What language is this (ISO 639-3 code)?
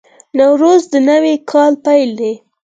pus